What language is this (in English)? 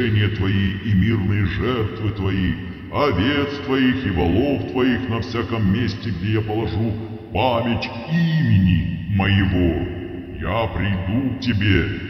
Russian